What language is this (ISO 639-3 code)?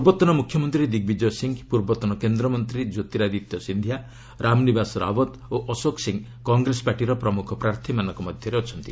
ori